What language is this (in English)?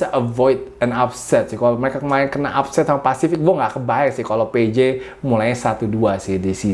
Indonesian